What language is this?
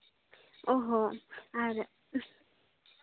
Santali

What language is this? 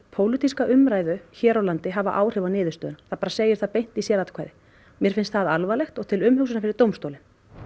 Icelandic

